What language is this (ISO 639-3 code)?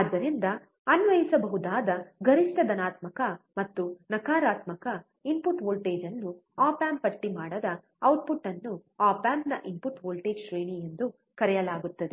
kan